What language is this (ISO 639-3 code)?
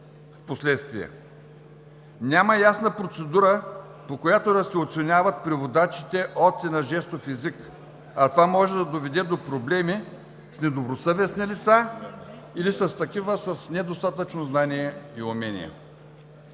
bul